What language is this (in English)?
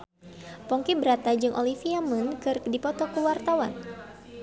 Sundanese